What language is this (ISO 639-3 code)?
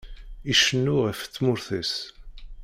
kab